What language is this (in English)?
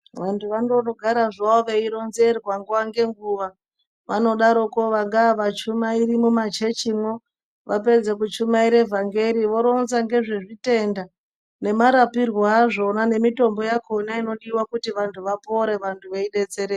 Ndau